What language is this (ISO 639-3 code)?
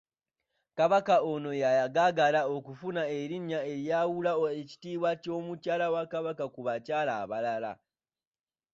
lug